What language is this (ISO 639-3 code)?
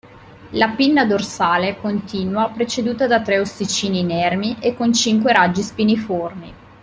ita